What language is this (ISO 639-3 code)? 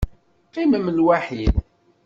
kab